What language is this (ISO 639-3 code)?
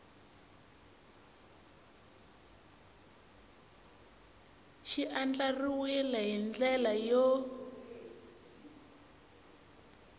tso